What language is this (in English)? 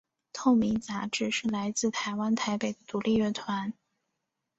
Chinese